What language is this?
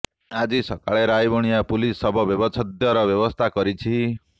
Odia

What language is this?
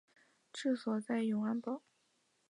Chinese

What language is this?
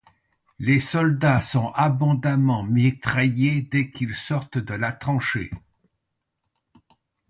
French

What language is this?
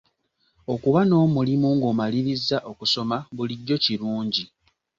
Ganda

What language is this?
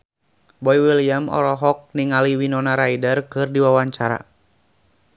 Sundanese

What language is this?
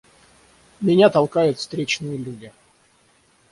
Russian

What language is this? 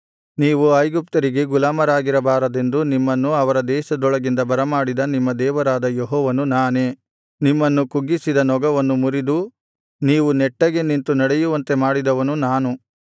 Kannada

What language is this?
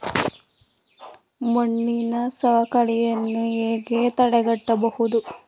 Kannada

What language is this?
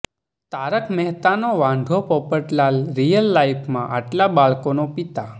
Gujarati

